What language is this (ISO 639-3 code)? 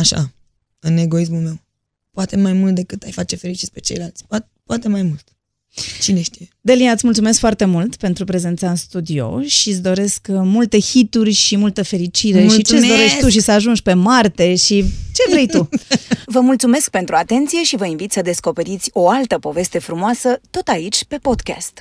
ron